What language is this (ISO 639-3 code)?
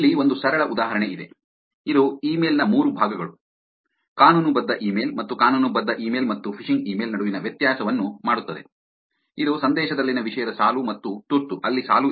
kan